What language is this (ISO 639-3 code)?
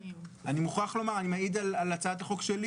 heb